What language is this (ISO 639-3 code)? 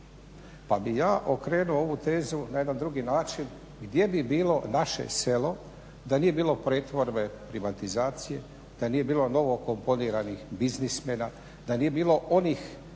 hrv